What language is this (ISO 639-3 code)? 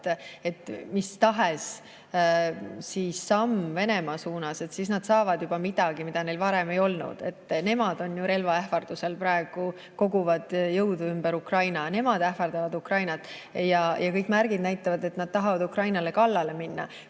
est